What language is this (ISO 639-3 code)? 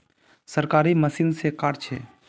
mag